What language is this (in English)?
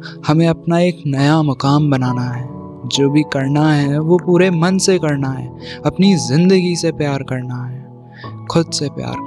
Hindi